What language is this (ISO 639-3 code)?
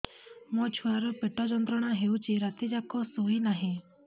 ori